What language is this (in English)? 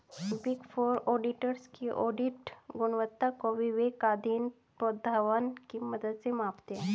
Hindi